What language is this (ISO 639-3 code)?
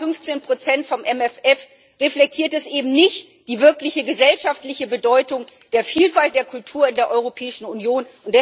deu